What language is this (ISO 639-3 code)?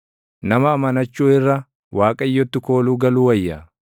orm